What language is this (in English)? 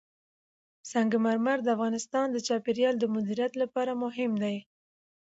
Pashto